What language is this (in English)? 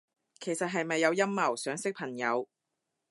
Cantonese